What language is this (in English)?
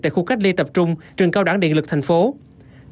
Vietnamese